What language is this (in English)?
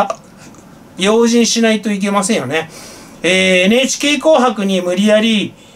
Japanese